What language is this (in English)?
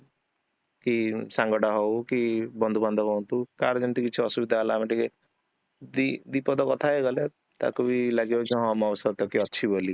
Odia